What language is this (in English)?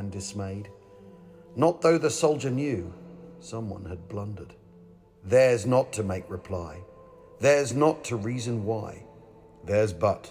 English